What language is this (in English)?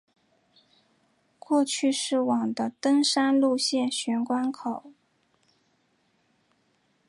Chinese